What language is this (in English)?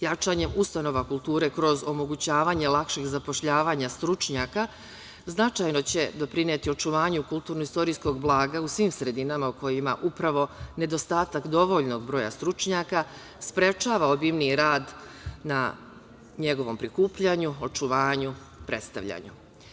Serbian